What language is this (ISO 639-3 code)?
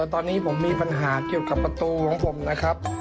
tha